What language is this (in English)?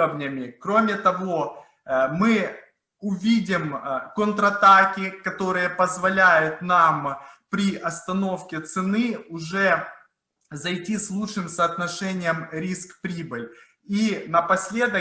Russian